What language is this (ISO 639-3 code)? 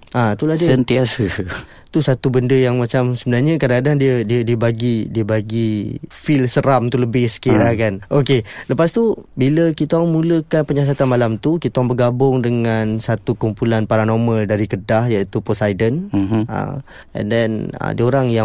msa